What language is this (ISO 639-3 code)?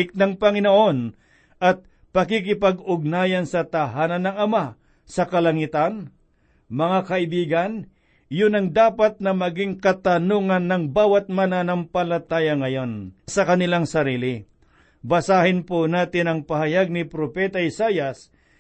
fil